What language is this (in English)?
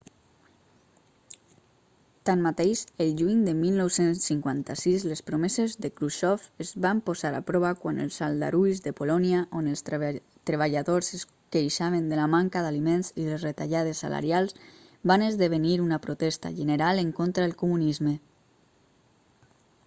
Catalan